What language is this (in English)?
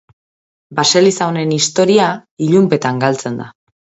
Basque